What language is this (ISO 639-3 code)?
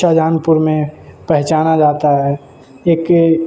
urd